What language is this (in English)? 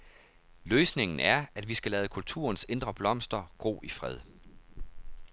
Danish